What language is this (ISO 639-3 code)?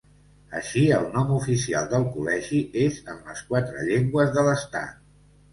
cat